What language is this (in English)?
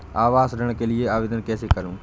Hindi